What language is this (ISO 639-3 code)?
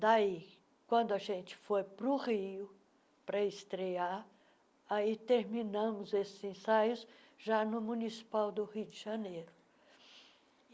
por